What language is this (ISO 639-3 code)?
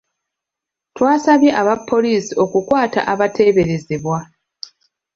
lug